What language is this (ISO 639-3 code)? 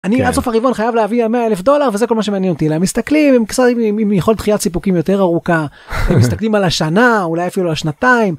heb